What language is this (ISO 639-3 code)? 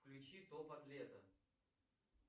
rus